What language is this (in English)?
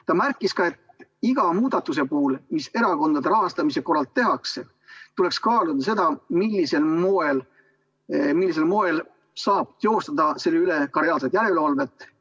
Estonian